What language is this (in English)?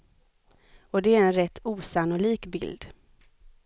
Swedish